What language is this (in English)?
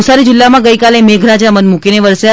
Gujarati